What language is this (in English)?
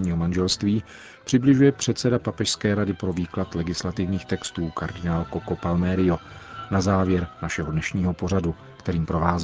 Czech